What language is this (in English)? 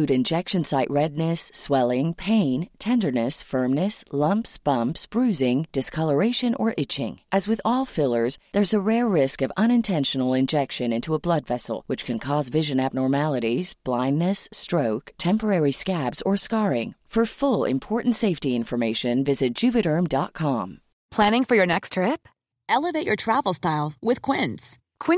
English